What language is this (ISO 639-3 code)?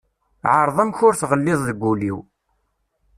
kab